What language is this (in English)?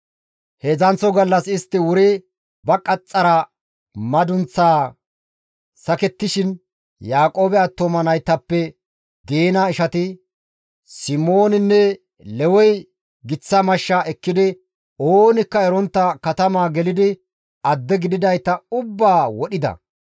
Gamo